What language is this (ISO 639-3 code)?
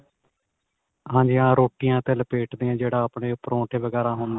pan